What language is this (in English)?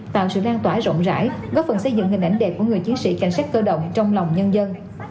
Vietnamese